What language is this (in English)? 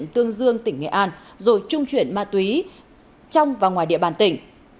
Vietnamese